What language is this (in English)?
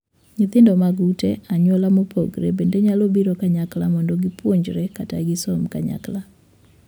Luo (Kenya and Tanzania)